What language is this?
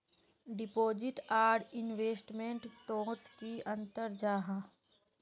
Magahi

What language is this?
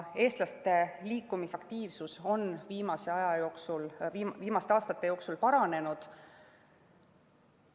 Estonian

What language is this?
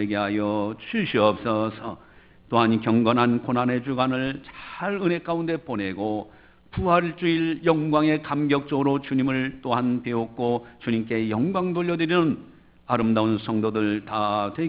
Korean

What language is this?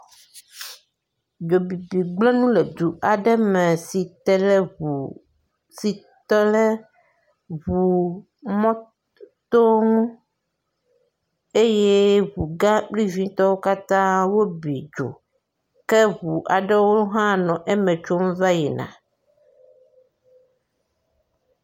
Ewe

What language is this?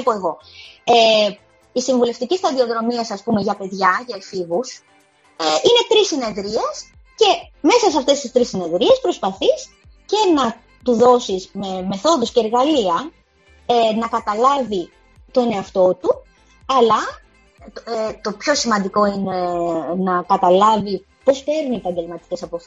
Greek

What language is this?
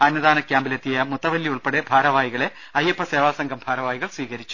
Malayalam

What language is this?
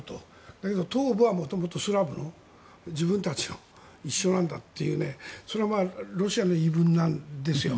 Japanese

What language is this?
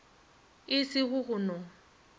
Northern Sotho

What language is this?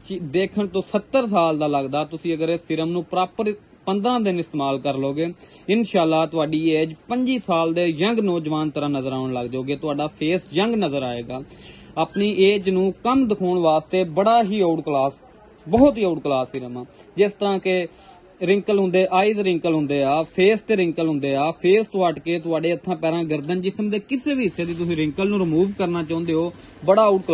Punjabi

